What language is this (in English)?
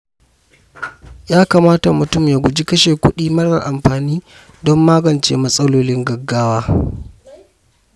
Hausa